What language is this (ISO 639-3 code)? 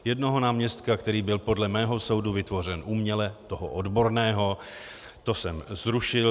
ces